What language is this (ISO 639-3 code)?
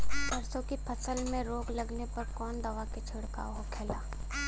bho